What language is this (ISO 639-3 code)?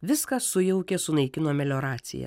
lit